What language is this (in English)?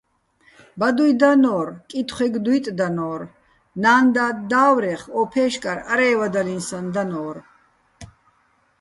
Bats